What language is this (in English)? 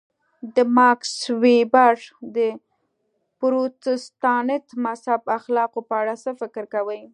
Pashto